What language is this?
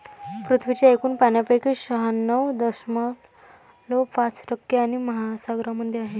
Marathi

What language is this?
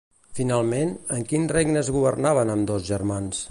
Catalan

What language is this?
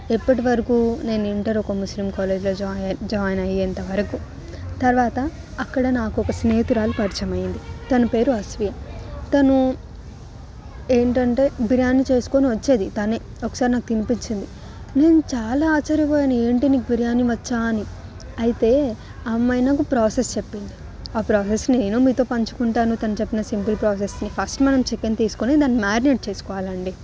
Telugu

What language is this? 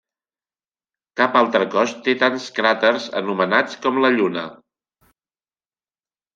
Catalan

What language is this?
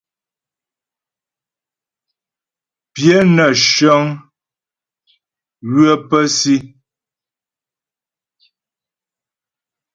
Ghomala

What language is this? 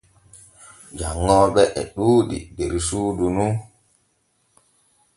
Borgu Fulfulde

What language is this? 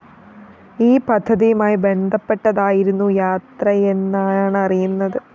Malayalam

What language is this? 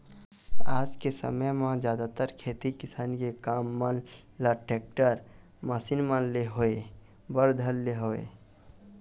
Chhattisgarhi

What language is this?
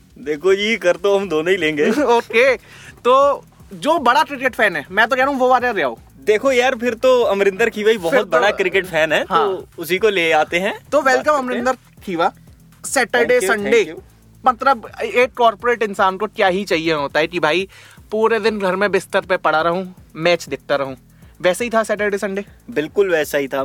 Hindi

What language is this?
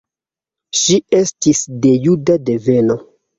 Esperanto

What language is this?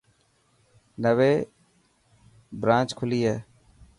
Dhatki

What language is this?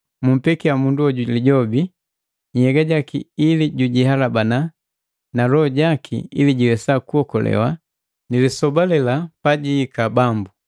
Matengo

